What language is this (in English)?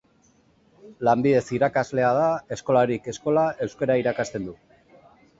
Basque